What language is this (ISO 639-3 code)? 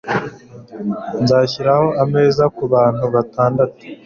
kin